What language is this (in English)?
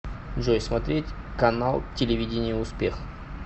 Russian